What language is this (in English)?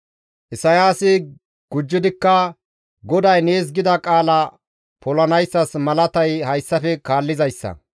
Gamo